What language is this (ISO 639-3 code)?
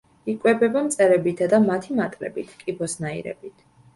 kat